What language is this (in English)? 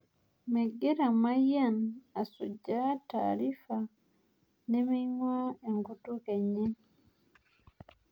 Masai